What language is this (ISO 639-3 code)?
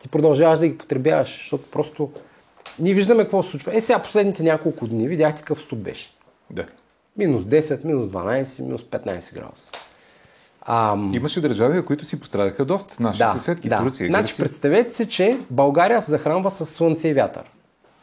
bul